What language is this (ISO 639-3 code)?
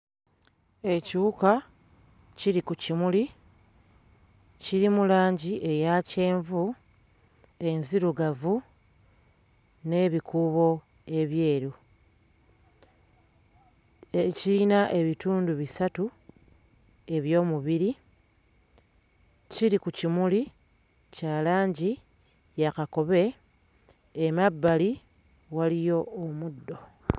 lug